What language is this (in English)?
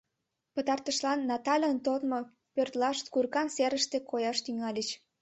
Mari